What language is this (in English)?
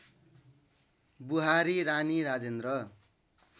Nepali